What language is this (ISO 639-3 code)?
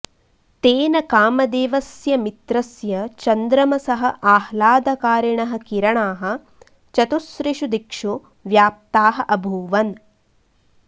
san